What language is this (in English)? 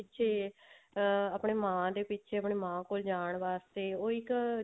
Punjabi